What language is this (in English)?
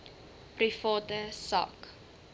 Afrikaans